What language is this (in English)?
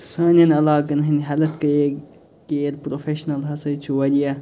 Kashmiri